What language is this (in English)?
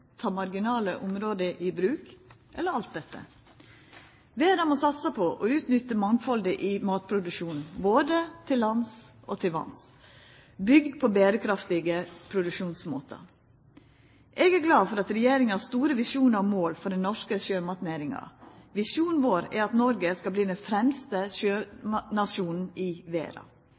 Norwegian Nynorsk